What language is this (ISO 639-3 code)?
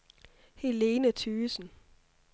dan